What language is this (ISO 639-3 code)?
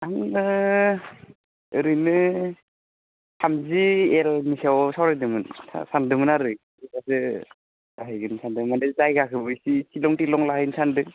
brx